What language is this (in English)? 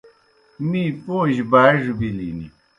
Kohistani Shina